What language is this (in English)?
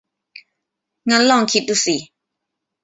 Thai